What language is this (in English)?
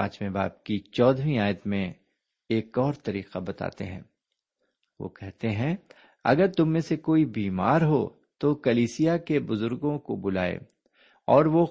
Urdu